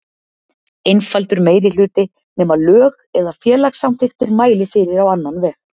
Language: Icelandic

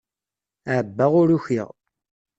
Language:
Kabyle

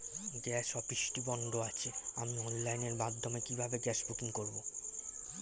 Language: Bangla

